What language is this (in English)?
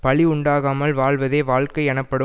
Tamil